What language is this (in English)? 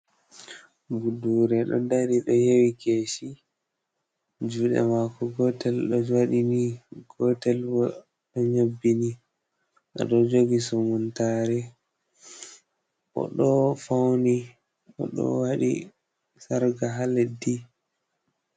Fula